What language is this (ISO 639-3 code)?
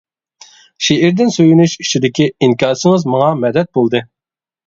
uig